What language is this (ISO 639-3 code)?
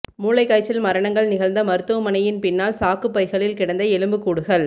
tam